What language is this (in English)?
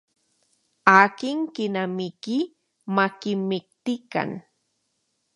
Central Puebla Nahuatl